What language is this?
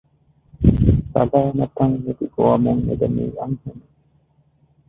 Divehi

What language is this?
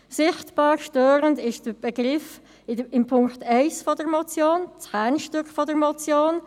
Swiss German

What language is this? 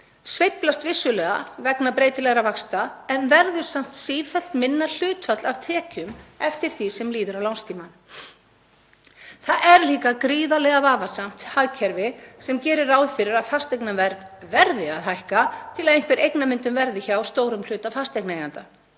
Icelandic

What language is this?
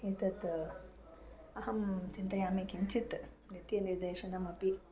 Sanskrit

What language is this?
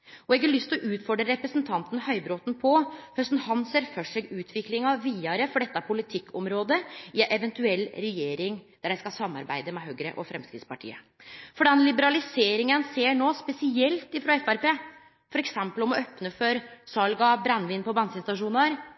Norwegian Nynorsk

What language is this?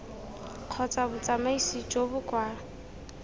Tswana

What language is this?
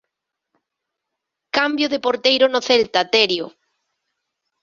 Galician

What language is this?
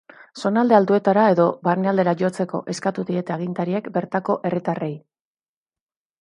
Basque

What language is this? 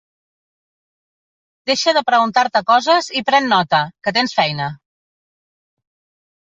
Catalan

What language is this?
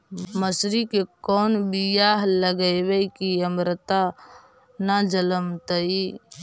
Magahi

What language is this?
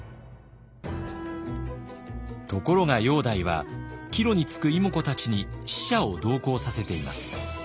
Japanese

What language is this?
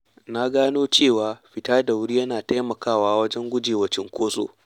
Hausa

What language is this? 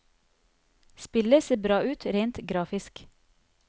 Norwegian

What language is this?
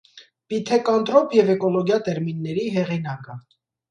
Armenian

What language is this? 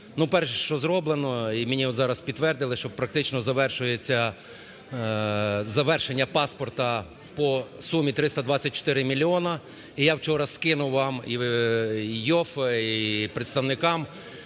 Ukrainian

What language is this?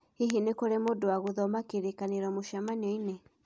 Kikuyu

